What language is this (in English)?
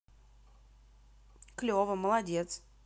Russian